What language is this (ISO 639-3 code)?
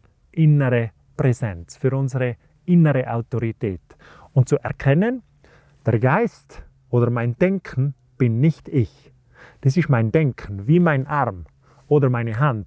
deu